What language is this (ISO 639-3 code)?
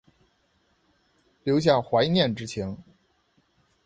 zho